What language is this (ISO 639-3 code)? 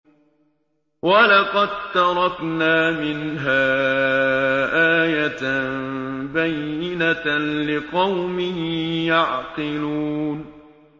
ara